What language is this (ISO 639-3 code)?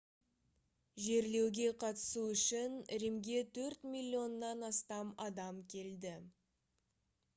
kaz